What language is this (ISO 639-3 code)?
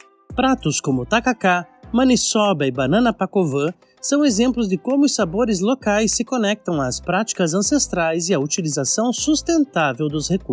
por